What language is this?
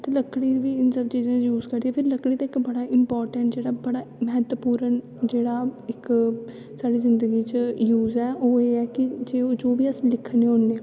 Dogri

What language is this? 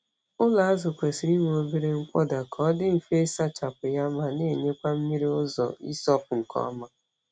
Igbo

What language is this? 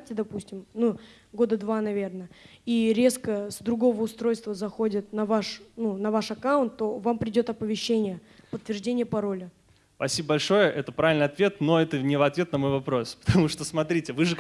Russian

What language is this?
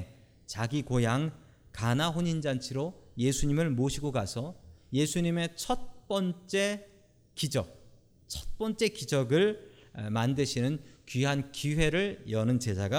Korean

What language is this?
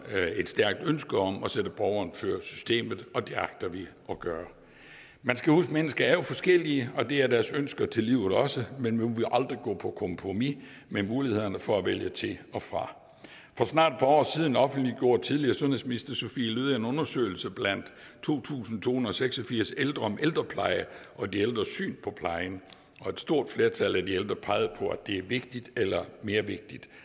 Danish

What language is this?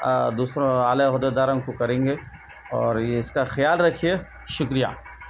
Urdu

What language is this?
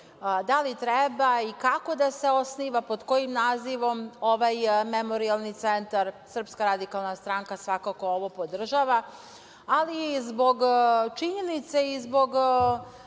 Serbian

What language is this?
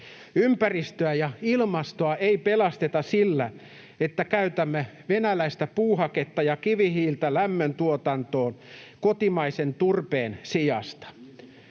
Finnish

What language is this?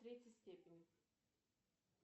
Russian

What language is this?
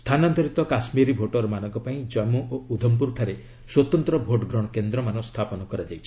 Odia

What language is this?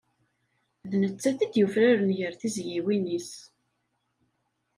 Kabyle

